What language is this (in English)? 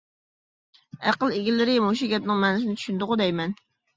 Uyghur